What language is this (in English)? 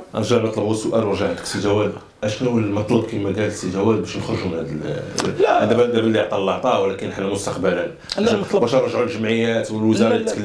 Arabic